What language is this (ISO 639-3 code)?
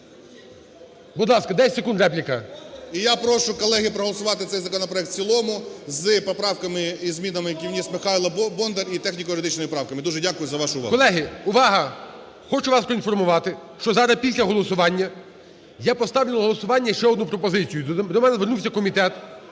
ukr